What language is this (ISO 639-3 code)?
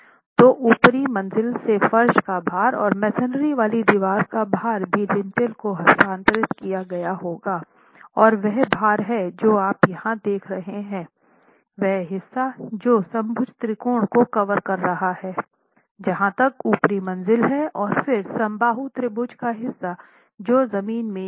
hin